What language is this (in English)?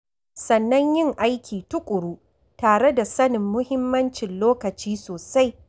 Hausa